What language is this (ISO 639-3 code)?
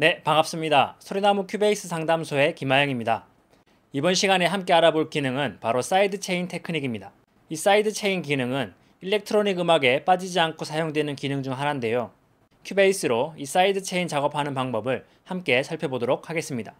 kor